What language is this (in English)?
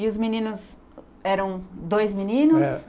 Portuguese